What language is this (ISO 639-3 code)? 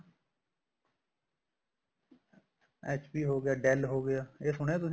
pan